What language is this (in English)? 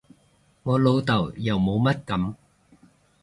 Cantonese